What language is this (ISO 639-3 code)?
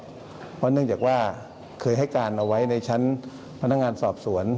tha